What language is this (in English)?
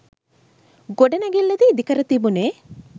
Sinhala